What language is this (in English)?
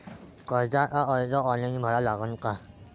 Marathi